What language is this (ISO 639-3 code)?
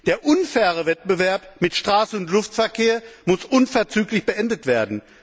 deu